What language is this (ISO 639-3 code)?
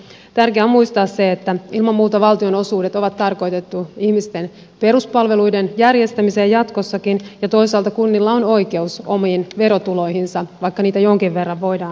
fin